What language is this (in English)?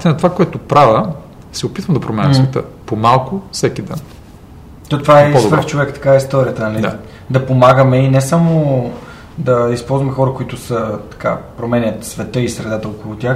Bulgarian